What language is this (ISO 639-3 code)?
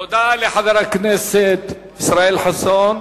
heb